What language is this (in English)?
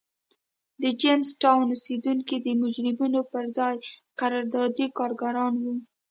Pashto